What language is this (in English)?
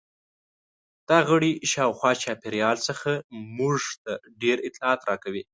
Pashto